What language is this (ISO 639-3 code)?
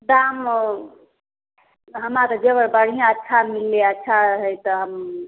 mai